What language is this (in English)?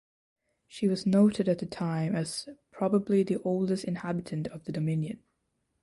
English